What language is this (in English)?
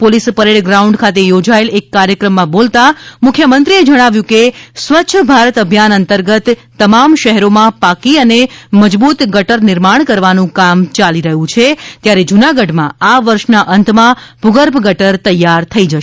Gujarati